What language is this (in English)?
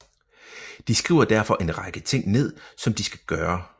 Danish